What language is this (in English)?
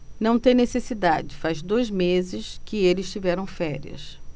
Portuguese